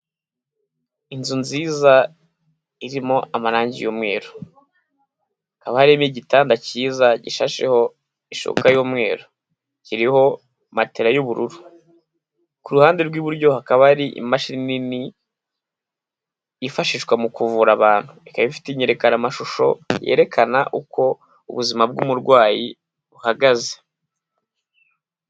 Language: Kinyarwanda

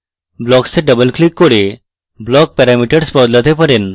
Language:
Bangla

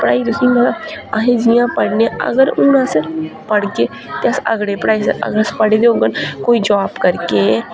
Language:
Dogri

